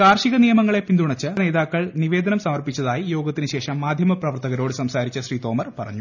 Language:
Malayalam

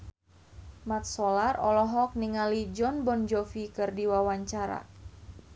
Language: Sundanese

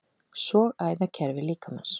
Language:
Icelandic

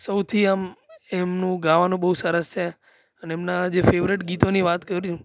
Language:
Gujarati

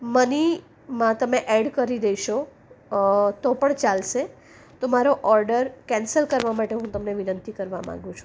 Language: Gujarati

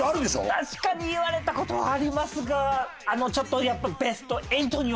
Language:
Japanese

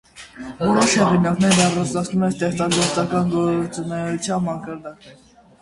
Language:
Armenian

